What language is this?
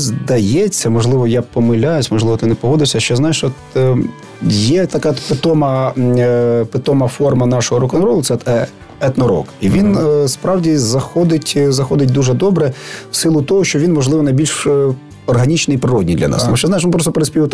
Ukrainian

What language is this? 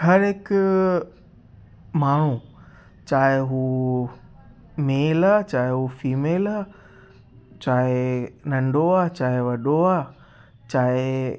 Sindhi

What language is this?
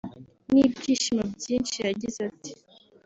Kinyarwanda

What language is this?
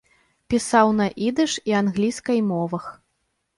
Belarusian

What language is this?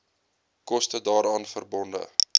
Afrikaans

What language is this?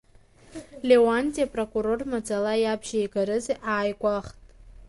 Abkhazian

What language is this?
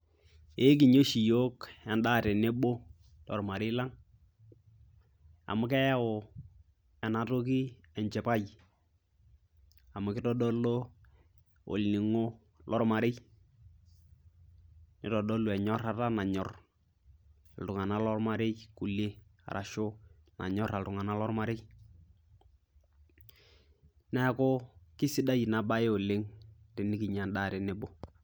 Masai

